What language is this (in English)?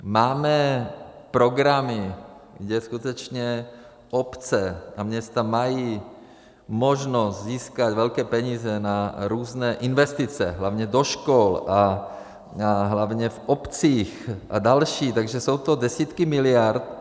Czech